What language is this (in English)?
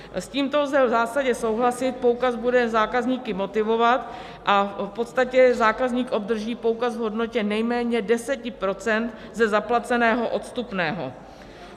Czech